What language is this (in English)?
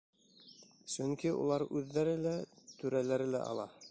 Bashkir